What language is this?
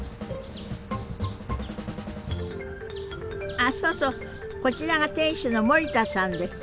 Japanese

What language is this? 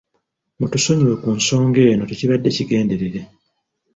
Ganda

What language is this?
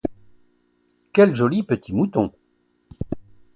French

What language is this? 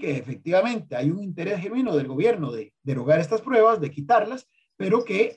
Spanish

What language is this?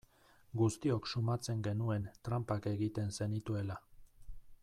Basque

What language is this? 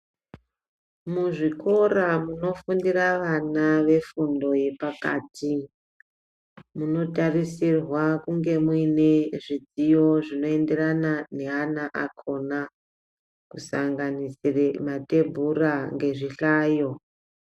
Ndau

